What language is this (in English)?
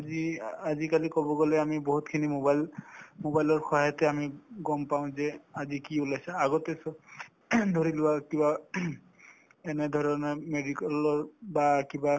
Assamese